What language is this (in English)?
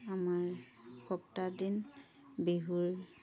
Assamese